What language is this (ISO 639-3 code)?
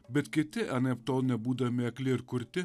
lit